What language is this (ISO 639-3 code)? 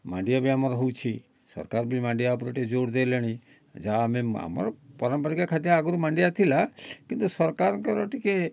ori